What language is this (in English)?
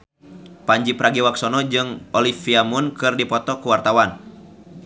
Sundanese